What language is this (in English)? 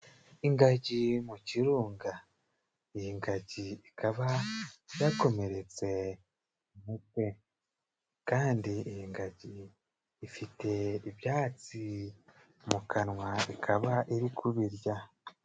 Kinyarwanda